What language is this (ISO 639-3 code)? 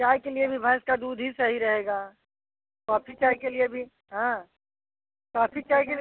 hin